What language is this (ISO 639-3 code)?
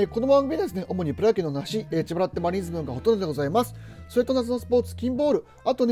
jpn